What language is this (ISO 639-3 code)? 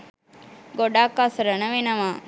sin